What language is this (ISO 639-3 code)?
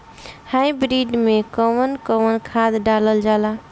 bho